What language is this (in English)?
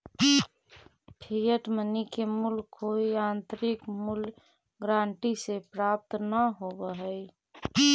Magahi